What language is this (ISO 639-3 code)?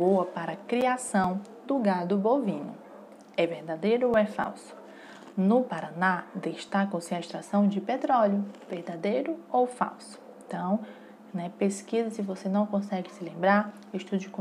por